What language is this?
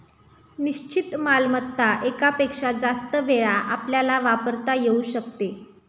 Marathi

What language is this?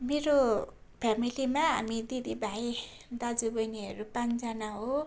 Nepali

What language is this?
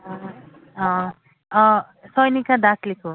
Assamese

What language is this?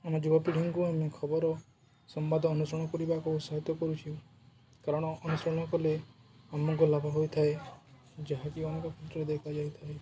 Odia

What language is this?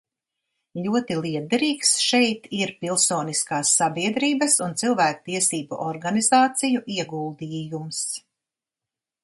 Latvian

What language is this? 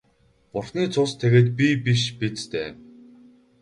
Mongolian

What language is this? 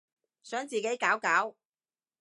Cantonese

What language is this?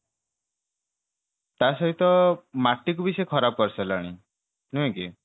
Odia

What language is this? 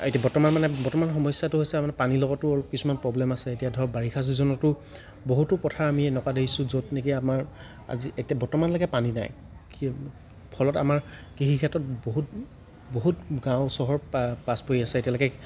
Assamese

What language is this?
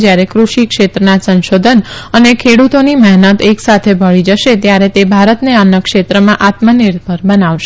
Gujarati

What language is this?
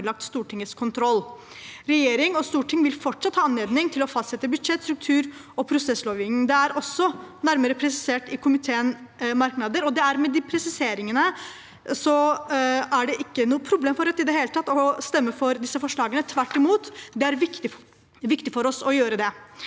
Norwegian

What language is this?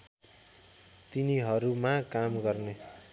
Nepali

